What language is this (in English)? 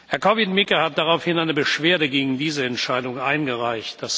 German